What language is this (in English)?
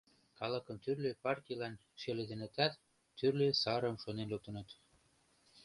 Mari